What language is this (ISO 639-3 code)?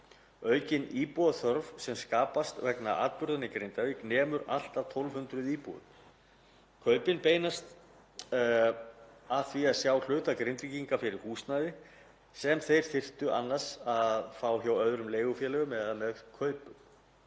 isl